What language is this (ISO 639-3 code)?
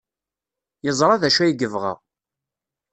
kab